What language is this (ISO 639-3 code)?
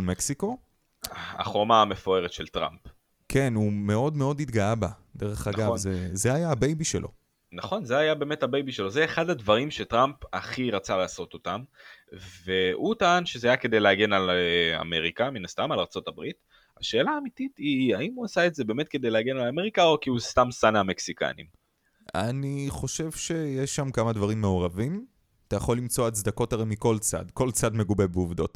heb